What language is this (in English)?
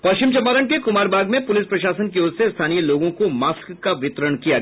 Hindi